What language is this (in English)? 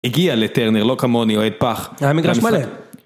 Hebrew